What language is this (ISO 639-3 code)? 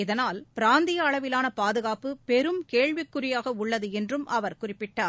tam